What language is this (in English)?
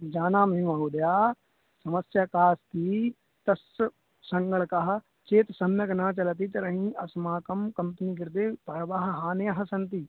Sanskrit